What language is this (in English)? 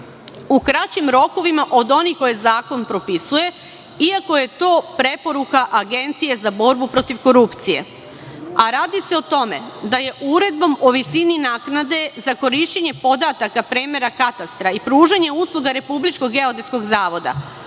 Serbian